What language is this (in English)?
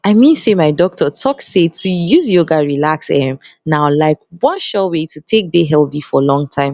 Nigerian Pidgin